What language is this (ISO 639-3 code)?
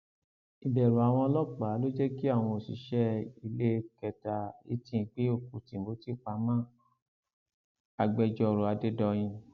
yor